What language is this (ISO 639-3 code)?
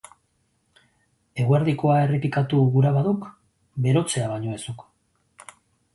eus